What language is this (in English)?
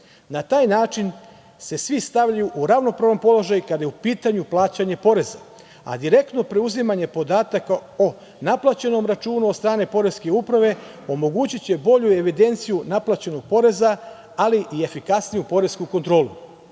Serbian